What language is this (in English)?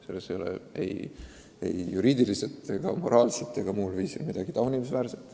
Estonian